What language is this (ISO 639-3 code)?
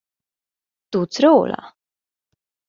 hun